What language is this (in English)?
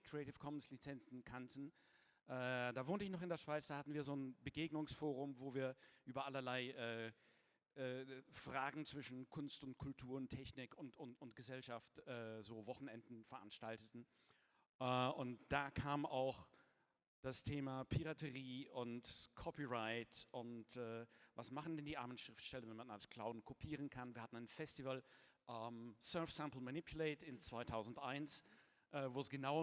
German